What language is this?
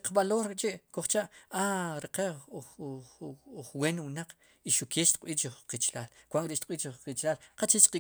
Sipacapense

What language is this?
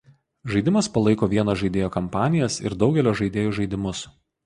Lithuanian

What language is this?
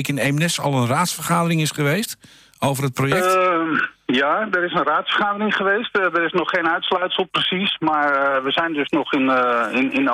Dutch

